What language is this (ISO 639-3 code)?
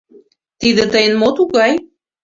chm